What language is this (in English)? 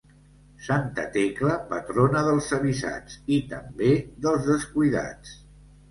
Catalan